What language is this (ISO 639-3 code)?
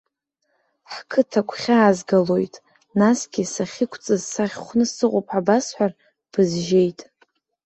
abk